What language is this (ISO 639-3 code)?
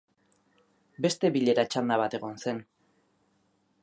eus